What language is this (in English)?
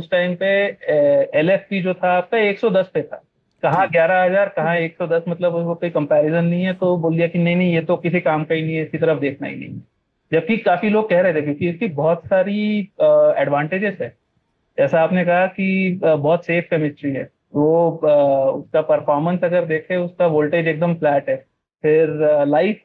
Hindi